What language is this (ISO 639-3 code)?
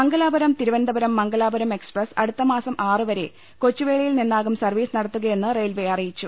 mal